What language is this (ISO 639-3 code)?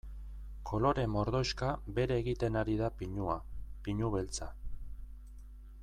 eus